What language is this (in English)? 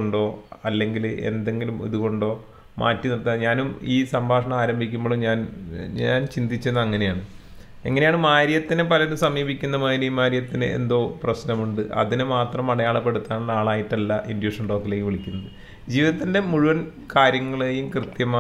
Malayalam